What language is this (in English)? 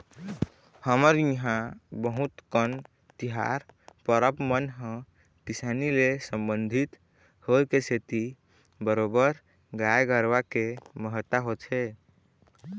Chhattisgarhi